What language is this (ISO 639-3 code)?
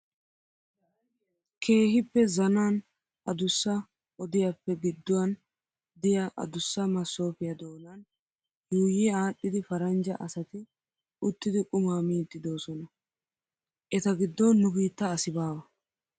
wal